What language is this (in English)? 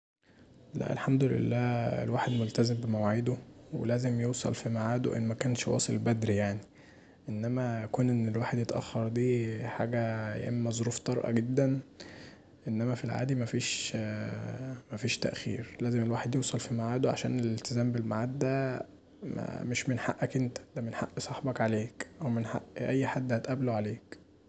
Egyptian Arabic